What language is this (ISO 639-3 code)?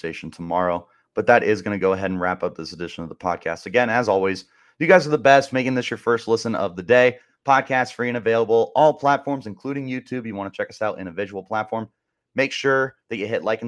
eng